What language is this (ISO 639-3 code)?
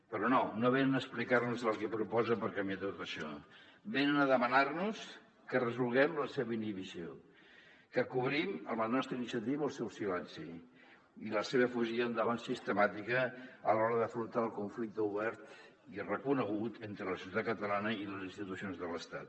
cat